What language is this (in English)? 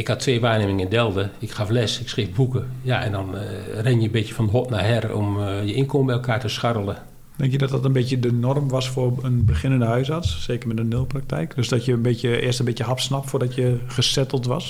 Dutch